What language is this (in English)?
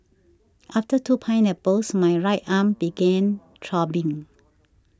English